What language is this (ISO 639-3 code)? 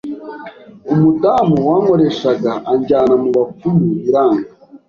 kin